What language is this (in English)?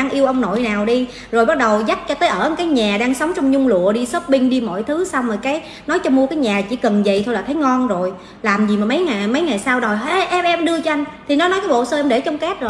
Vietnamese